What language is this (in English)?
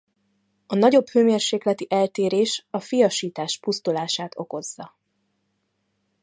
Hungarian